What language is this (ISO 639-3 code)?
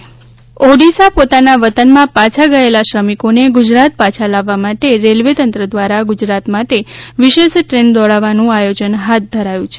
guj